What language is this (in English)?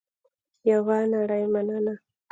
Pashto